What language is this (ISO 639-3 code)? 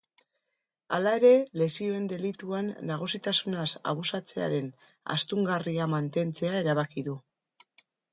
eus